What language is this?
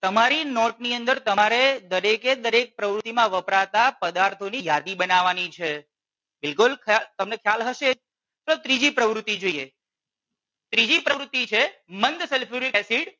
Gujarati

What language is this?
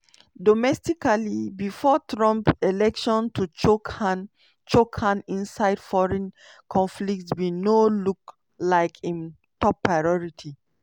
Nigerian Pidgin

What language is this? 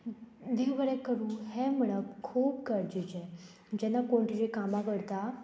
Konkani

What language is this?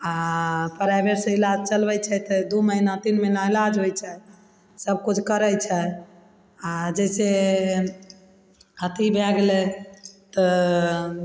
Maithili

